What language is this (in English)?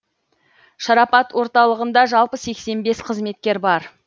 Kazakh